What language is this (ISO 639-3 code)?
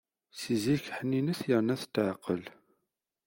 kab